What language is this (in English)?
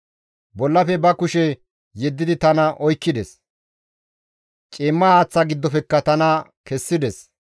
Gamo